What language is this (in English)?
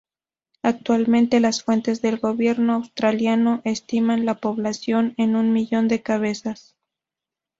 Spanish